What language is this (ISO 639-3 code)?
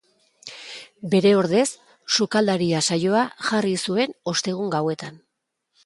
eus